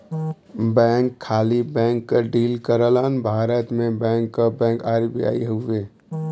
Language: Bhojpuri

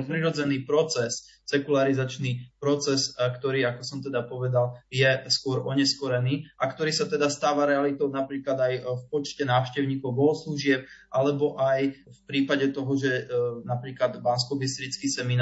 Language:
Slovak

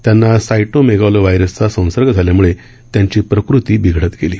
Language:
Marathi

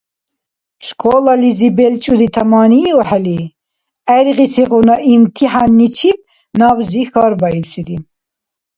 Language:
Dargwa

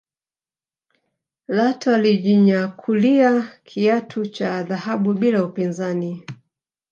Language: Swahili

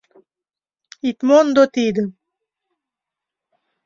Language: Mari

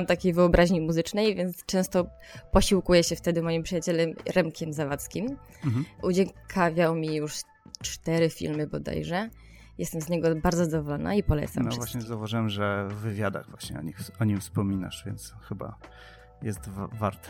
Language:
Polish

